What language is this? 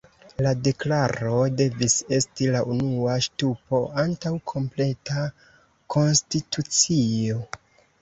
Esperanto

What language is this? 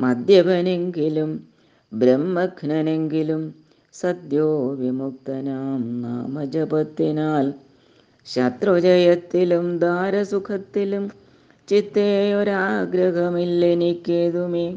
Malayalam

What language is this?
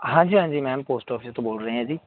Punjabi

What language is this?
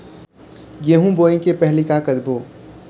Chhattisgarhi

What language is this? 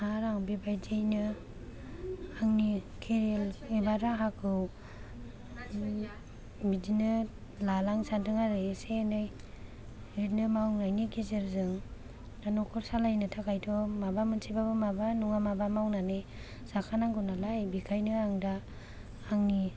Bodo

